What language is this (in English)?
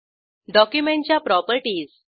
Marathi